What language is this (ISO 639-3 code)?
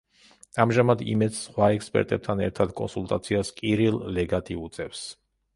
kat